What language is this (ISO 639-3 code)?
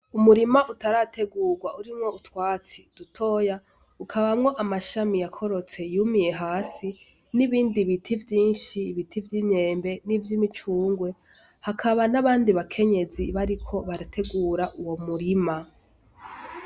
run